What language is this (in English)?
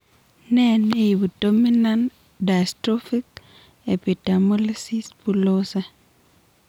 Kalenjin